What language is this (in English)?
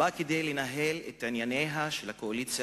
Hebrew